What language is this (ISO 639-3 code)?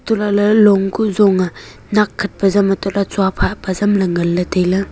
nnp